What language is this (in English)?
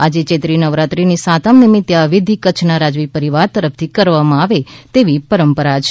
Gujarati